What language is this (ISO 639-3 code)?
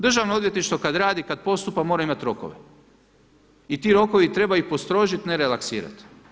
hrv